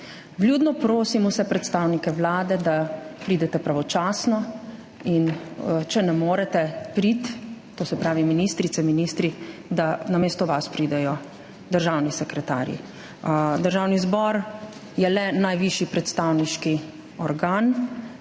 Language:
Slovenian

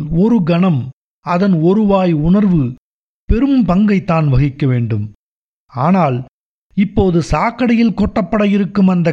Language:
Tamil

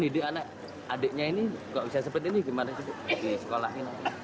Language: Indonesian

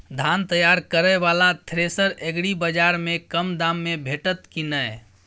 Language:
Maithili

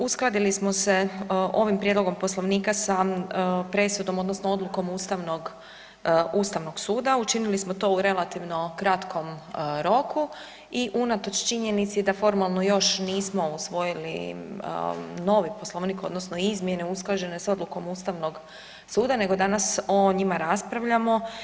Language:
Croatian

